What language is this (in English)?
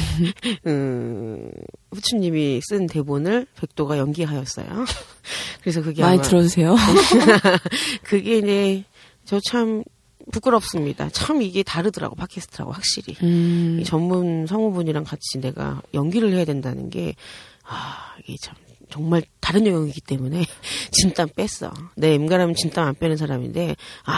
Korean